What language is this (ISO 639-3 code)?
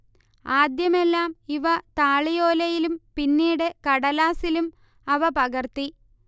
mal